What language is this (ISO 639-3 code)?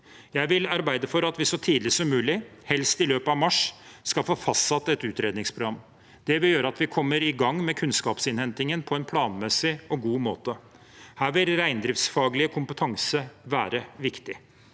nor